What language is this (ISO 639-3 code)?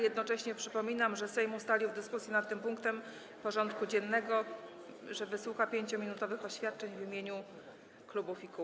pol